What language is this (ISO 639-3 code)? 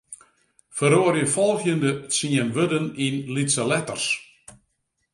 fry